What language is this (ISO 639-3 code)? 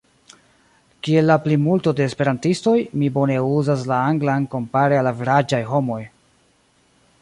epo